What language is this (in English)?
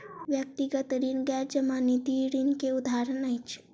Maithili